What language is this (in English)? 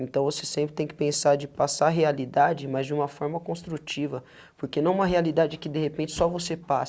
Portuguese